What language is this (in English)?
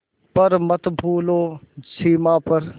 Hindi